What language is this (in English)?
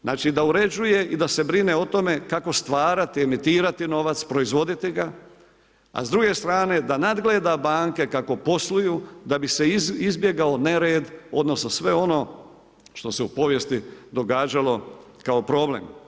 Croatian